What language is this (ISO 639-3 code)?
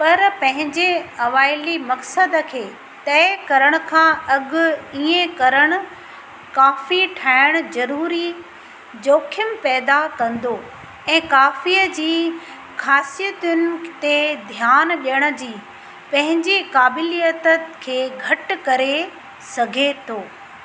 snd